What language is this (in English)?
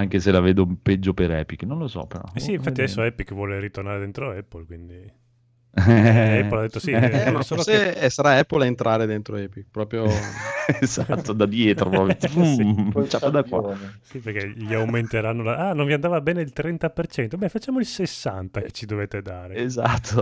Italian